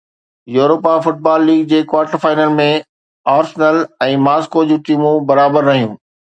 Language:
Sindhi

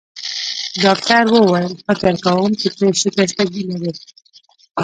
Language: Pashto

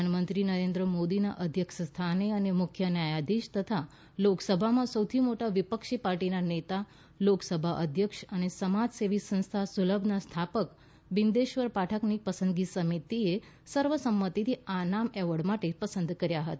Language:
Gujarati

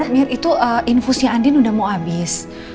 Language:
Indonesian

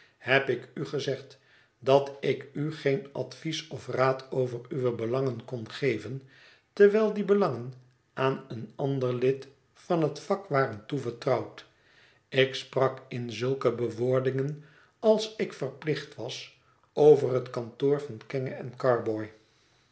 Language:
Dutch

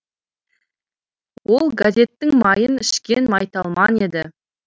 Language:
Kazakh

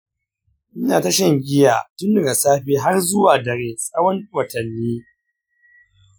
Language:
Hausa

